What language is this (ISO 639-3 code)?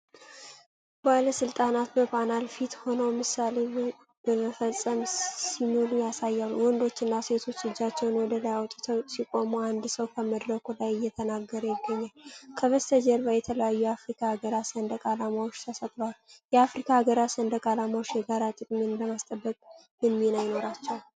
amh